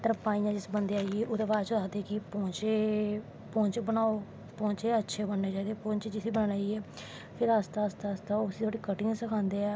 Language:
Dogri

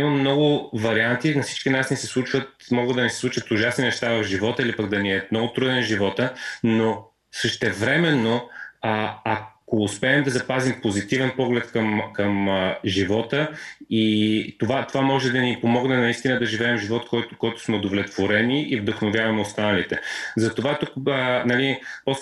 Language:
Bulgarian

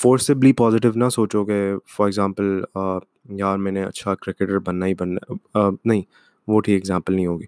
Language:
Urdu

